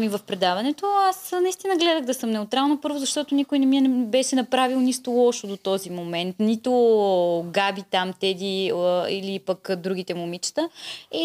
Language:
Bulgarian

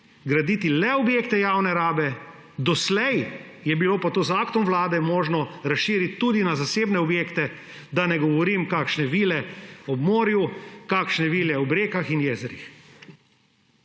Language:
Slovenian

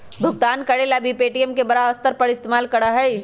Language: Magahi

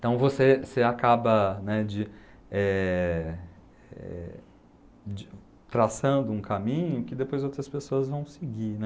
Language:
Portuguese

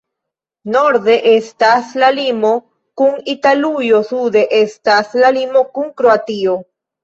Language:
Esperanto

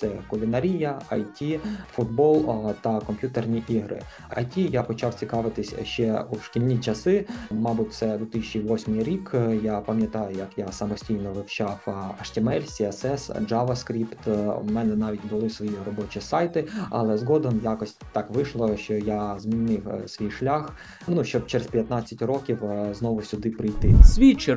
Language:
Ukrainian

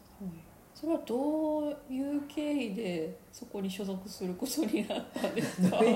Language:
Japanese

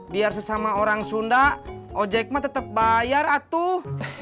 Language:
Indonesian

